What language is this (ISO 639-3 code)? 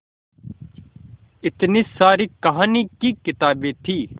hin